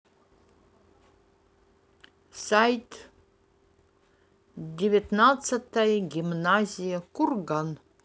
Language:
Russian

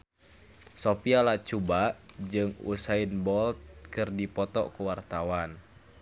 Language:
Sundanese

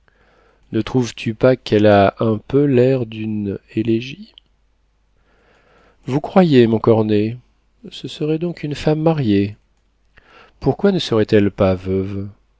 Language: French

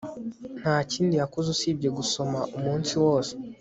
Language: Kinyarwanda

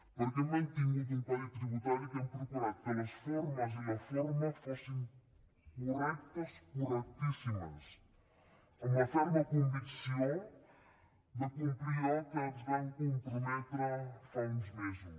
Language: Catalan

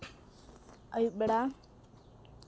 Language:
Santali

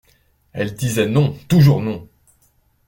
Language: French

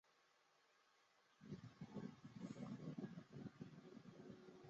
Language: Chinese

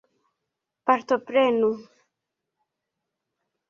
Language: Esperanto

